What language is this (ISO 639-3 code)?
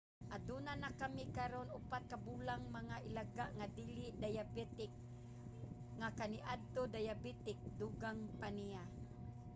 ceb